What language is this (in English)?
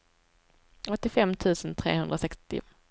Swedish